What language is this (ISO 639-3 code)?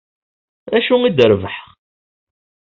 kab